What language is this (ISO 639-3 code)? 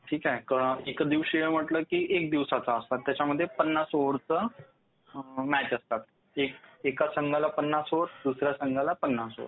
mar